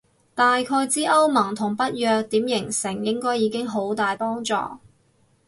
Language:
Cantonese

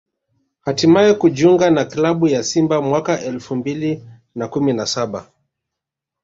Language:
Swahili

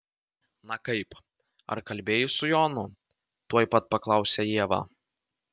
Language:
Lithuanian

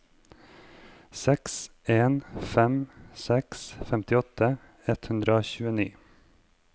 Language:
Norwegian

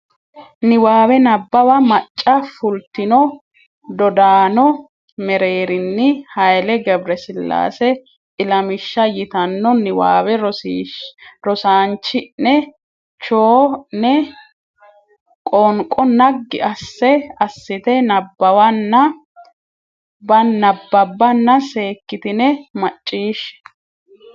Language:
Sidamo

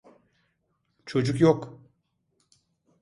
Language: Turkish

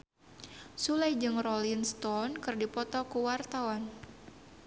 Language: Sundanese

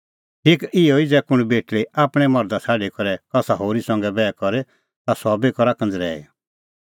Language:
Kullu Pahari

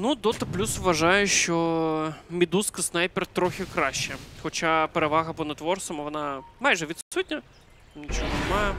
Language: Ukrainian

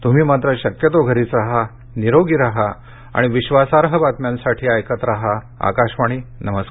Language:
Marathi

